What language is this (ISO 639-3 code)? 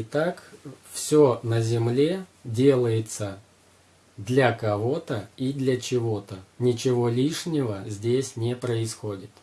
rus